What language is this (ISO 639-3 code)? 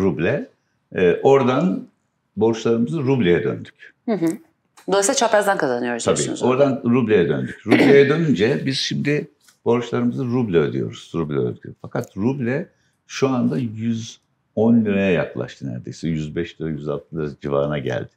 tur